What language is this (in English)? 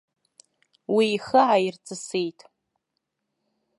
Abkhazian